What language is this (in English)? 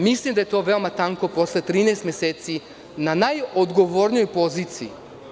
Serbian